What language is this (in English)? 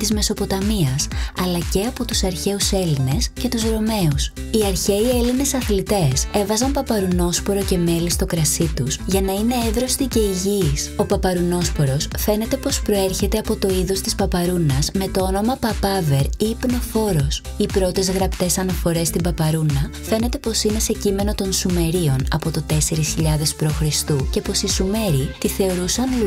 Greek